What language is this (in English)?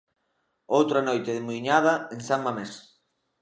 Galician